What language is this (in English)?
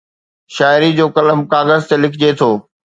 Sindhi